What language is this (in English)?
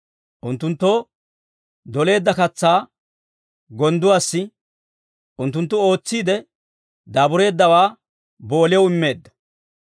Dawro